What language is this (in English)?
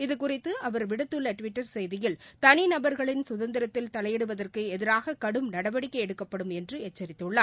Tamil